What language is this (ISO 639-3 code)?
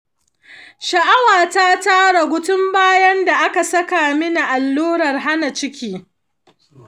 hau